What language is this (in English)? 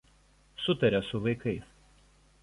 Lithuanian